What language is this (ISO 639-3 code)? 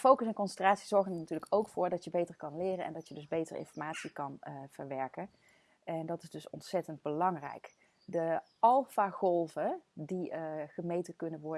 nld